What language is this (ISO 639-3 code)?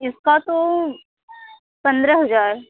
hin